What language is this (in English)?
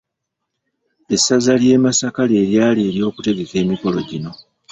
Ganda